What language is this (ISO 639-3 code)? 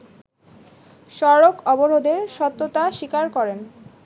ben